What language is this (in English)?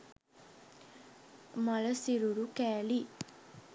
Sinhala